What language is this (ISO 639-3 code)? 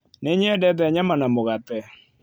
kik